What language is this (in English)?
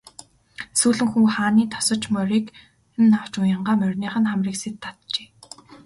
Mongolian